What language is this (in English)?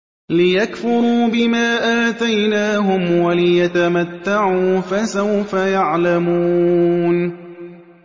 Arabic